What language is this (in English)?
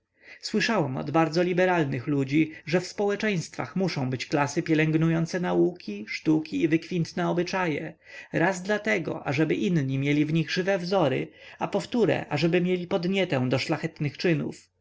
Polish